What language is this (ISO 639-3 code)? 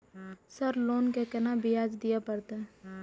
mai